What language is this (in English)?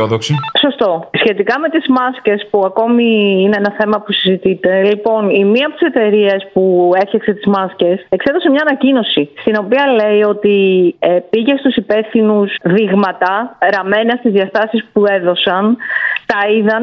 Greek